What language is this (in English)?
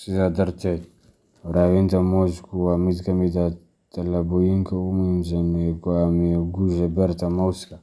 Somali